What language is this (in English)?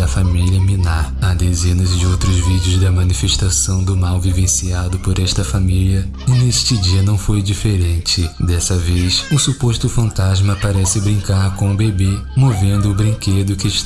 Portuguese